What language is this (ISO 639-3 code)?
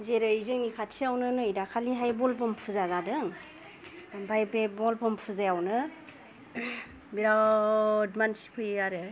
brx